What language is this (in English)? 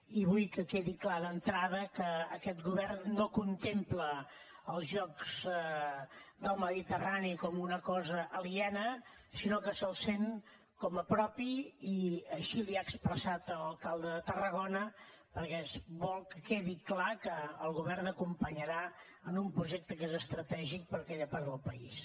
Catalan